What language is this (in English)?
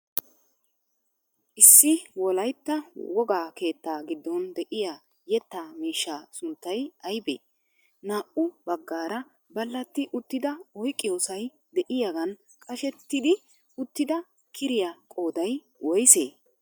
Wolaytta